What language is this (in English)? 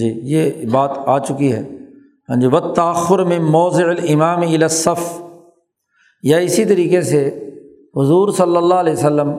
Urdu